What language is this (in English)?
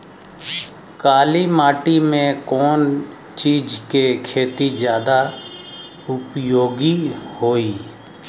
Bhojpuri